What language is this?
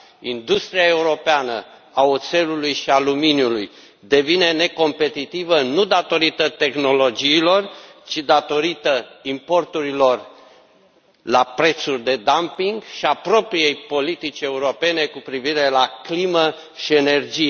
Romanian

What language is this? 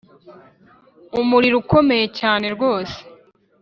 Kinyarwanda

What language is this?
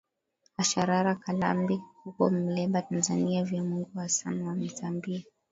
Swahili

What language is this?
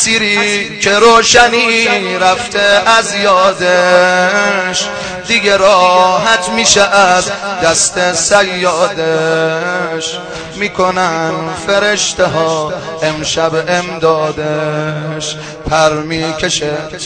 Persian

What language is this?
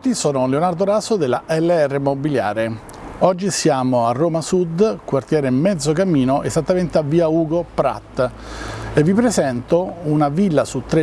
Italian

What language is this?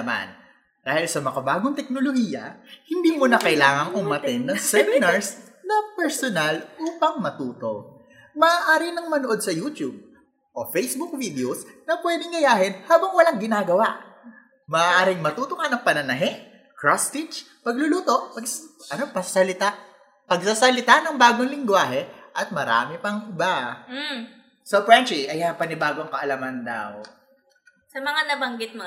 Filipino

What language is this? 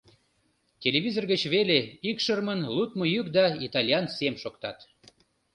Mari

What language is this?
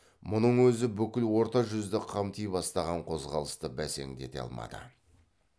Kazakh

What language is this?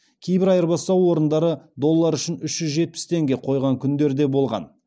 Kazakh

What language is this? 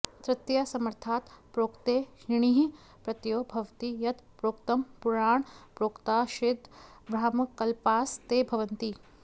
Sanskrit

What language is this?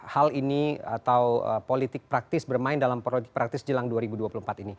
Indonesian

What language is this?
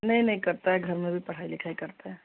Hindi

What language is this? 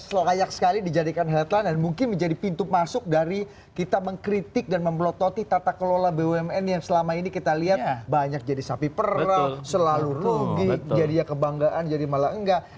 Indonesian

